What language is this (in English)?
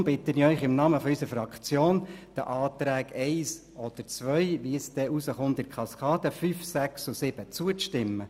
Swiss German